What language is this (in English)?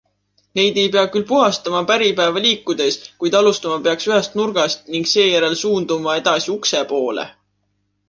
Estonian